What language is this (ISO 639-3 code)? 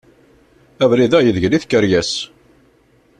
kab